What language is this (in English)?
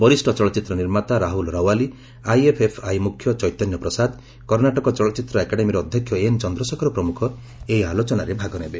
Odia